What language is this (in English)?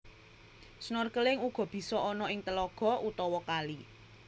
Javanese